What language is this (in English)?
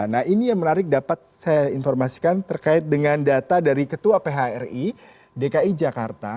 Indonesian